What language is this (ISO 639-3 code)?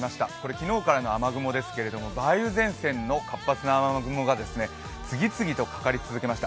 jpn